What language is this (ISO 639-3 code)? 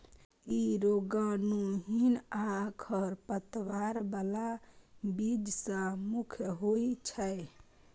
mai